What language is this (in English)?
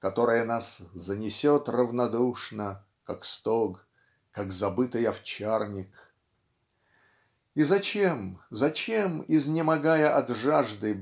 Russian